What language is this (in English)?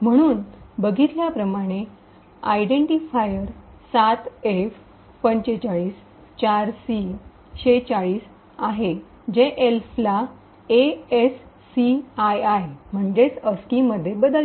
Marathi